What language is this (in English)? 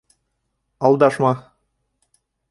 Bashkir